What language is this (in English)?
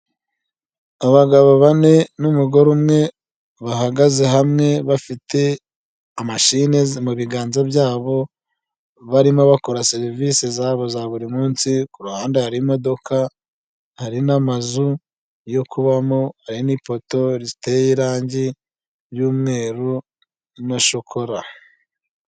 Kinyarwanda